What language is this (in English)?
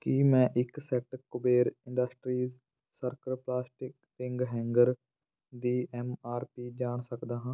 Punjabi